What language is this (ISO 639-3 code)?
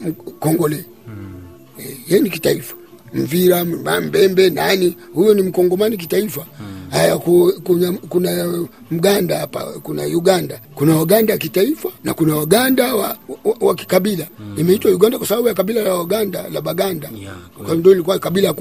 swa